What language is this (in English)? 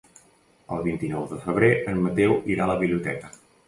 Catalan